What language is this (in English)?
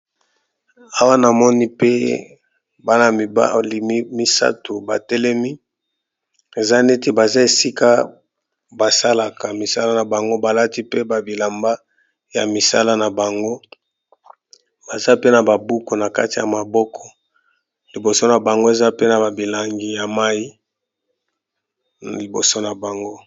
Lingala